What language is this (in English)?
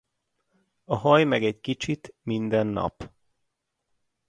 Hungarian